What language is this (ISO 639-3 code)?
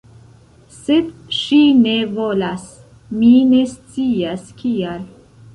epo